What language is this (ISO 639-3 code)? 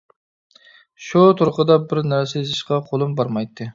uig